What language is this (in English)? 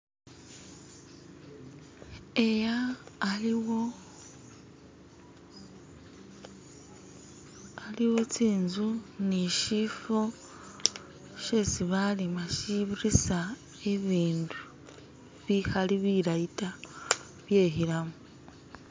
Masaaba